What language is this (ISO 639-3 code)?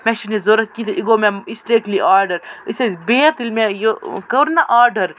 kas